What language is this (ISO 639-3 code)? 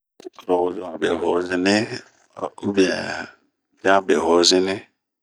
bmq